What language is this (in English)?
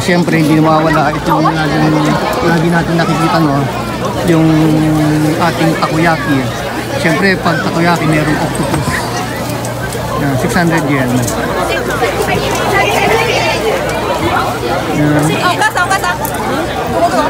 Filipino